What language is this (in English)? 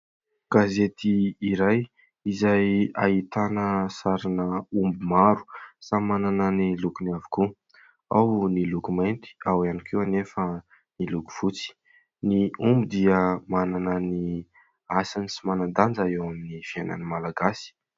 Malagasy